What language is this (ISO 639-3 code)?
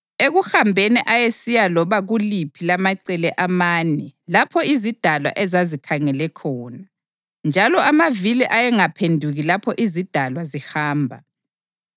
nde